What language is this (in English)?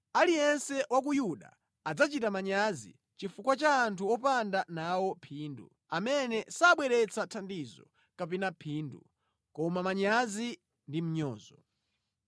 Nyanja